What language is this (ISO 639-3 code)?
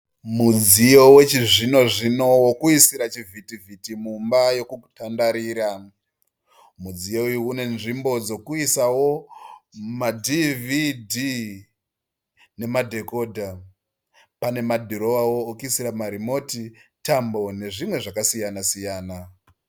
sna